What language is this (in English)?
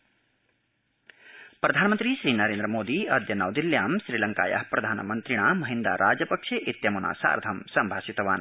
Sanskrit